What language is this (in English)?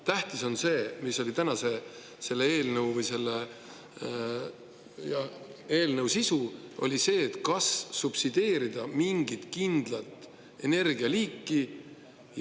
Estonian